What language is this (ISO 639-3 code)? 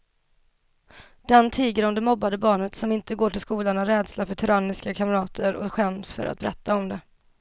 swe